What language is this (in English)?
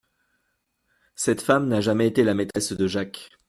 French